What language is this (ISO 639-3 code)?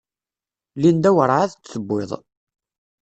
kab